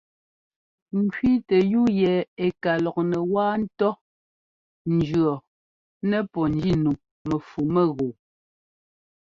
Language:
Ngomba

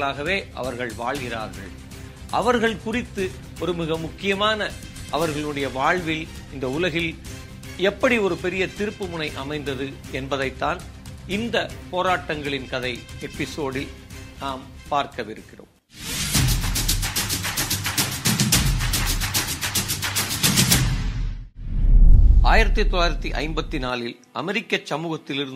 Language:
Tamil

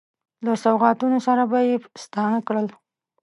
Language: Pashto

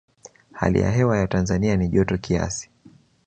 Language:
Swahili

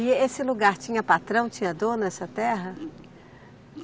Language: Portuguese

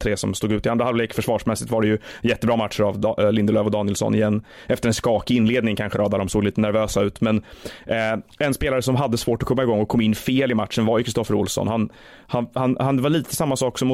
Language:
Swedish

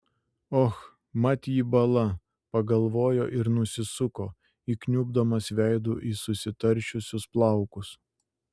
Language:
Lithuanian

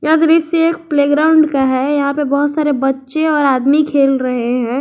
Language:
Hindi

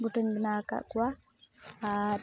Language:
Santali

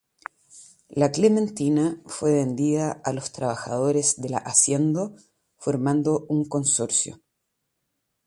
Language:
Spanish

